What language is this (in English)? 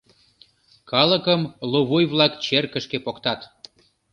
Mari